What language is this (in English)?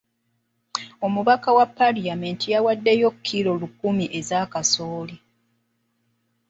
Ganda